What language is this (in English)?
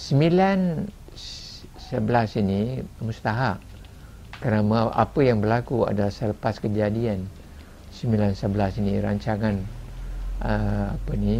Malay